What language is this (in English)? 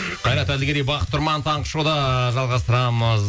Kazakh